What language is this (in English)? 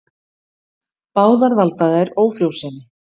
Icelandic